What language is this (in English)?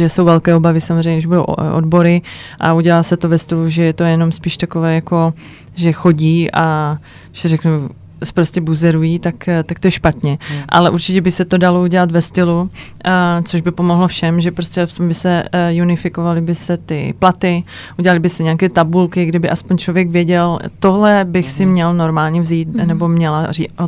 Czech